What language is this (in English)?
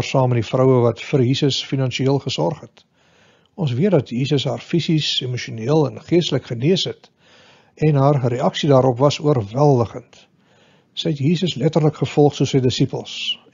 Dutch